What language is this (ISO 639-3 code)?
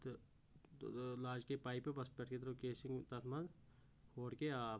kas